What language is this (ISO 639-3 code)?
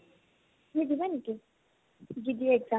asm